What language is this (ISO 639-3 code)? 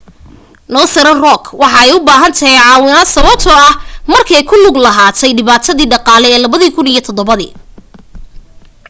som